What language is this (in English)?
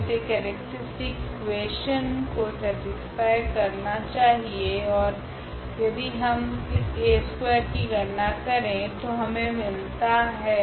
Hindi